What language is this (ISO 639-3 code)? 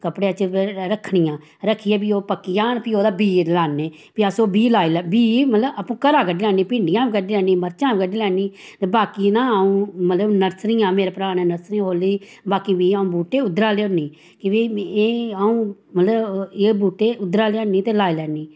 doi